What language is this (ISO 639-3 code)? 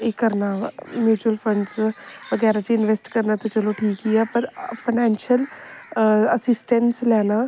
doi